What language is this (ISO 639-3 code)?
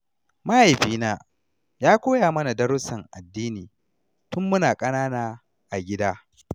hau